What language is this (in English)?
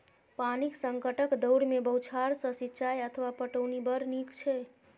Maithili